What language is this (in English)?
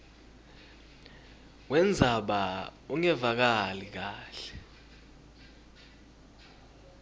Swati